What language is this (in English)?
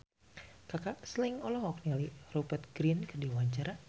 Sundanese